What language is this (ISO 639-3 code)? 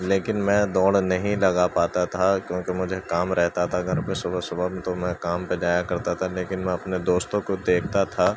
urd